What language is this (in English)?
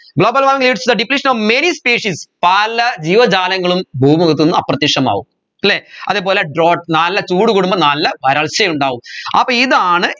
Malayalam